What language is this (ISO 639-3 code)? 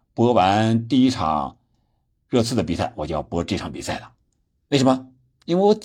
zho